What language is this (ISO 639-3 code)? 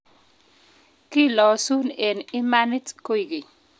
kln